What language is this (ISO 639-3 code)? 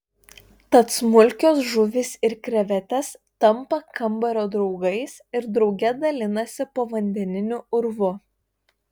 lit